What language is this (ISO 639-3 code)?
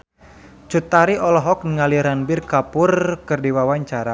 sun